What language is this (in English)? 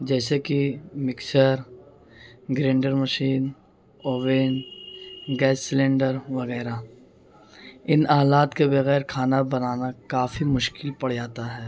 Urdu